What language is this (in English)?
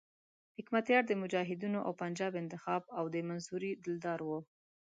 Pashto